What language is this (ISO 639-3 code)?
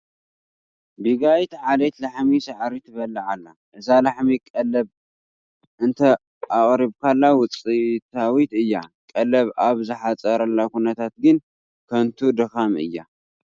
tir